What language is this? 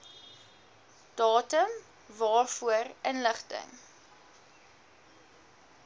Afrikaans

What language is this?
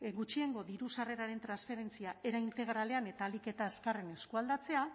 Basque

